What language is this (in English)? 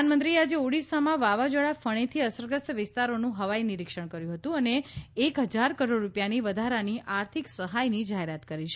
Gujarati